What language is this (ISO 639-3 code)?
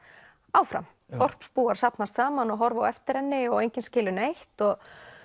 isl